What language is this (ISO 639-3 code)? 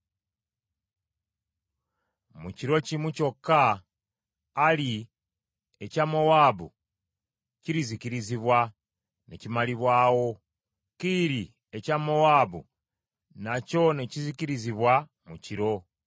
lug